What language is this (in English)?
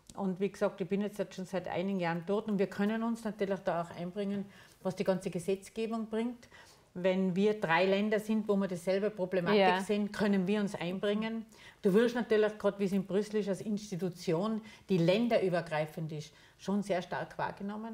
German